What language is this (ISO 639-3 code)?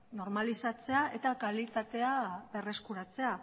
eus